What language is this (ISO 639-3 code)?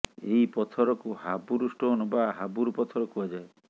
ori